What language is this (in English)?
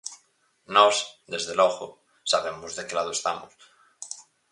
Galician